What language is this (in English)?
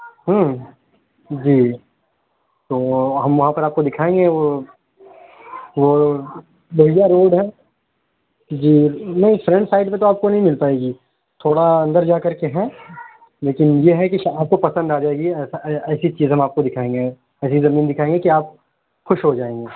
Urdu